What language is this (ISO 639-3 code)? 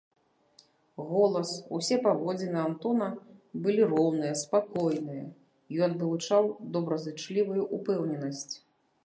bel